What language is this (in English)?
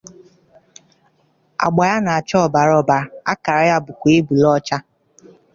Igbo